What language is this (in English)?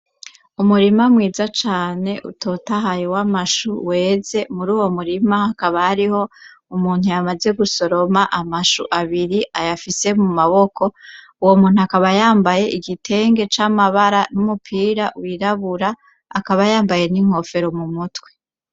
Rundi